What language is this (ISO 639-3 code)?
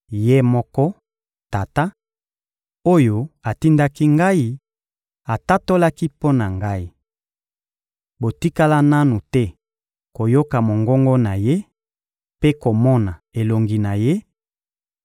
lin